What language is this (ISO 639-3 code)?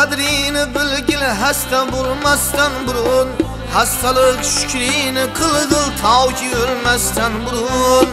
tur